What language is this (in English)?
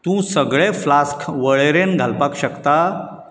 Konkani